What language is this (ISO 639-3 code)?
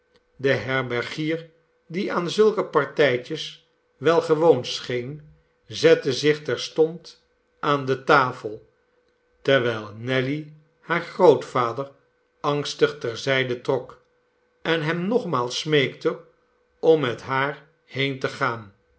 nld